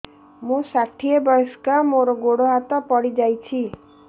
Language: Odia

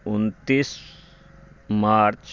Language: Maithili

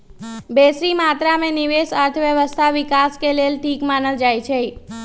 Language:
Magahi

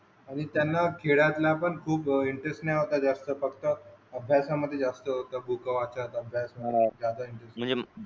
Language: Marathi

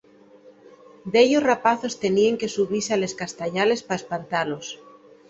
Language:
Asturian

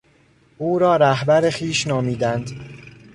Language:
Persian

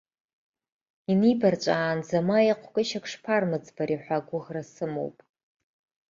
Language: Abkhazian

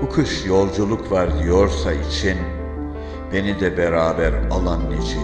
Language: Turkish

